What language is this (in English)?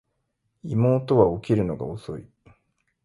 Japanese